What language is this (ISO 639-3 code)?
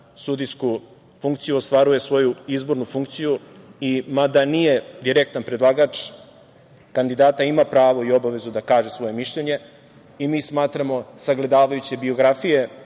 srp